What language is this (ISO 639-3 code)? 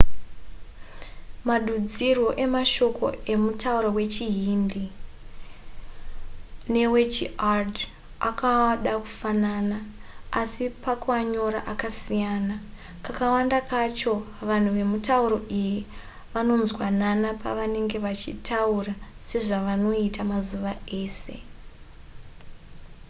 sna